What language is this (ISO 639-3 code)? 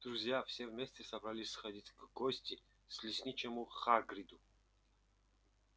rus